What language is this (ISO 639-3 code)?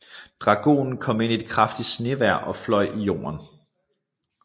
dan